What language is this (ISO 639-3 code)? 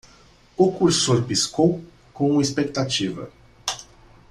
por